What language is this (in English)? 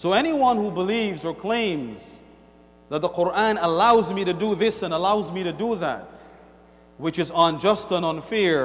English